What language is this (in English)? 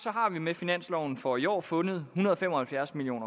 Danish